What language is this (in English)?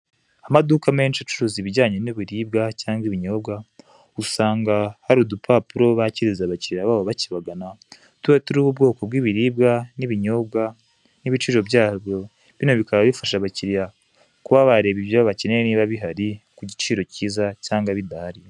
Kinyarwanda